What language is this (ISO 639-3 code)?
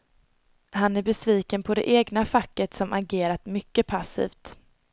swe